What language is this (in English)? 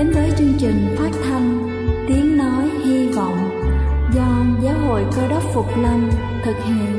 Vietnamese